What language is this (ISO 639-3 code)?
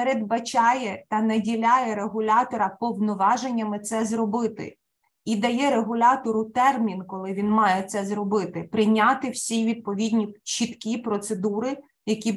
ukr